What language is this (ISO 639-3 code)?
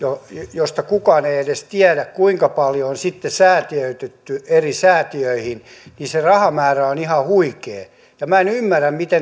fin